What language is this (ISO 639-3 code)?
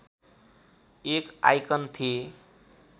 nep